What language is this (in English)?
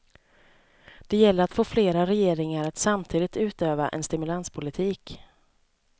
Swedish